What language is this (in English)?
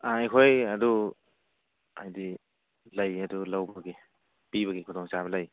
Manipuri